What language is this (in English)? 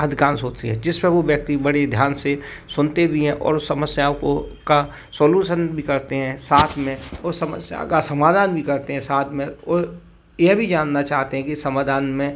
Hindi